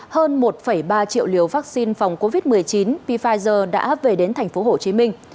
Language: Vietnamese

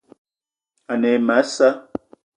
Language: Eton (Cameroon)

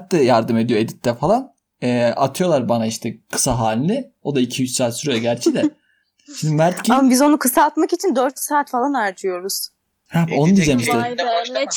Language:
Turkish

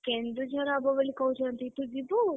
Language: Odia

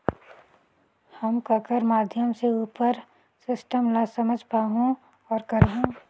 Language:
Chhattisgarhi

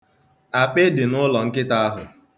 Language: Igbo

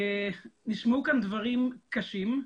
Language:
Hebrew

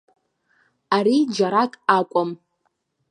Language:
Abkhazian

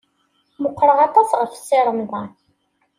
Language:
Kabyle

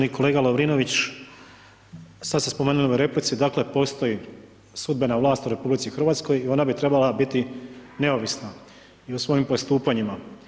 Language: Croatian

